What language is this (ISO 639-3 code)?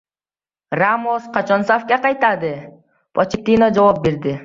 uzb